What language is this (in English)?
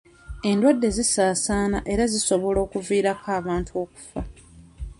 Ganda